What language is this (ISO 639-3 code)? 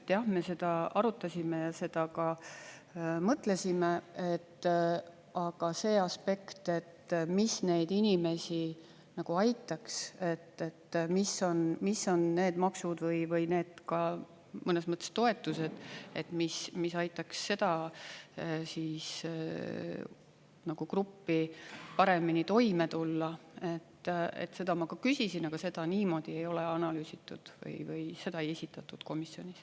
est